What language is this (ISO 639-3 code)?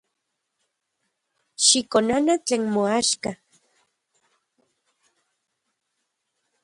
ncx